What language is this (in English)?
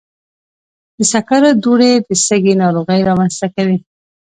Pashto